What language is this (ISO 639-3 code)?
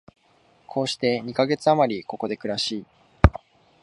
jpn